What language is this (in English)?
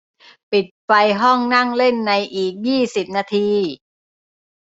Thai